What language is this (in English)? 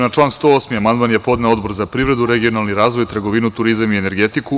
Serbian